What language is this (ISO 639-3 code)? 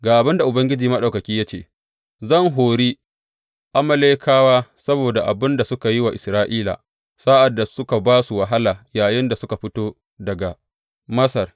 hau